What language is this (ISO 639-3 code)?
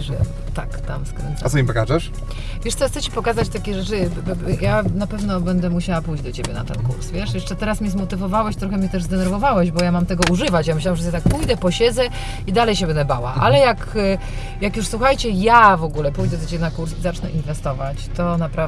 pol